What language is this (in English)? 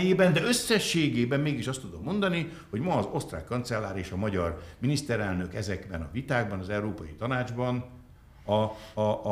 Hungarian